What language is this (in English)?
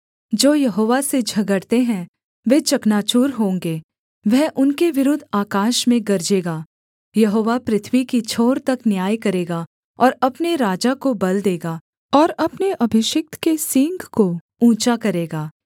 Hindi